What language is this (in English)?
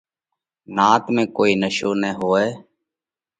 Parkari Koli